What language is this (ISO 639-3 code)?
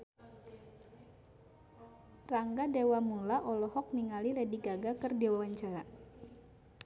sun